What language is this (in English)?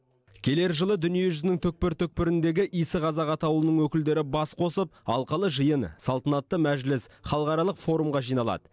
Kazakh